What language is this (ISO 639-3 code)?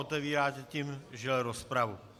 ces